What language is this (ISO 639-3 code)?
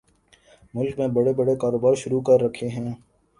urd